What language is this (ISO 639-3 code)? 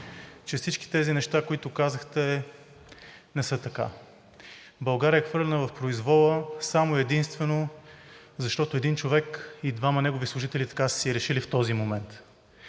bul